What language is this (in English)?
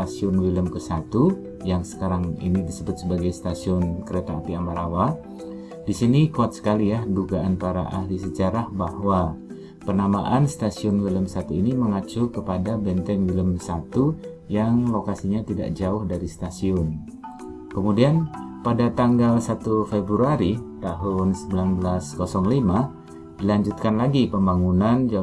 Indonesian